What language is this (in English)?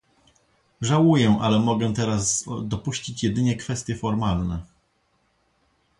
Polish